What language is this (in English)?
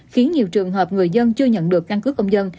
Vietnamese